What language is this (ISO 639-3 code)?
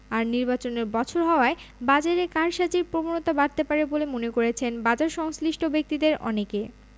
ben